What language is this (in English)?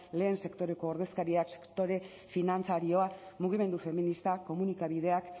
Basque